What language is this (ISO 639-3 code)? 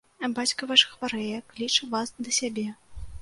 bel